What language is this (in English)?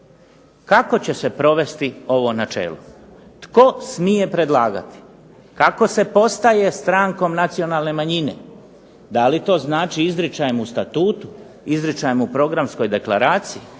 Croatian